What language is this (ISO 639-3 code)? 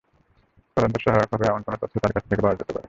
ben